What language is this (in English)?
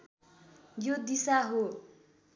Nepali